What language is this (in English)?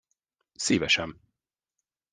Hungarian